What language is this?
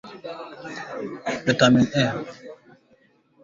Swahili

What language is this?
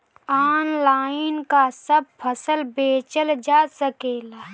Bhojpuri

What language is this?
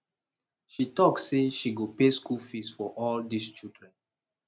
Nigerian Pidgin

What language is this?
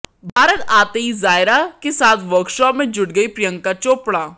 Hindi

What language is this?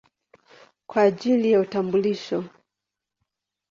Swahili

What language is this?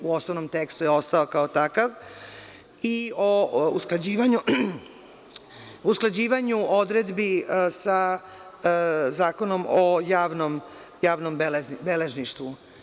Serbian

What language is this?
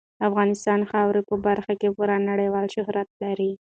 Pashto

